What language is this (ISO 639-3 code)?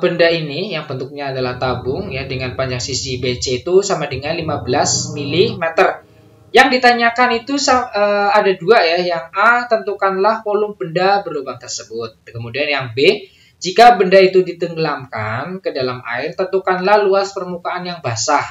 ind